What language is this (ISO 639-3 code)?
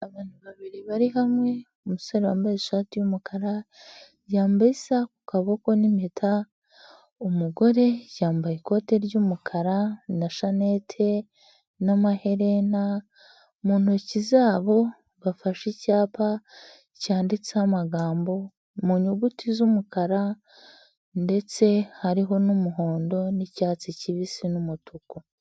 kin